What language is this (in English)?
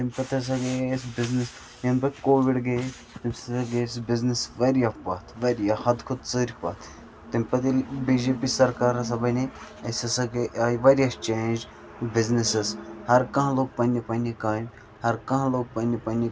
Kashmiri